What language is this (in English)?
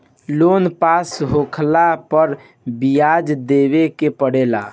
Bhojpuri